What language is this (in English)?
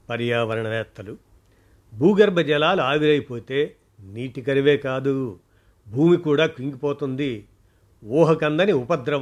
Telugu